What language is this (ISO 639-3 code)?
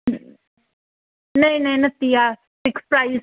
doi